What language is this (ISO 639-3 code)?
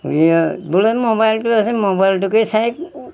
asm